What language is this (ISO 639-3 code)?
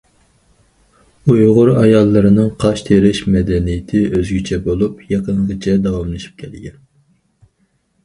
uig